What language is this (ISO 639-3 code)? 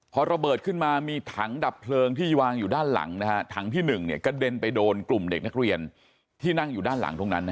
tha